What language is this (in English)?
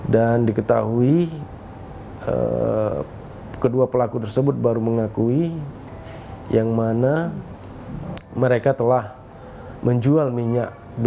Indonesian